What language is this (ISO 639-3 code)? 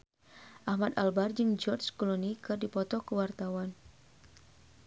sun